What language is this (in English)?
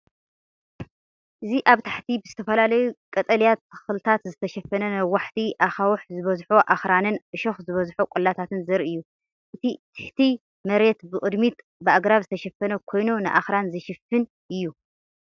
Tigrinya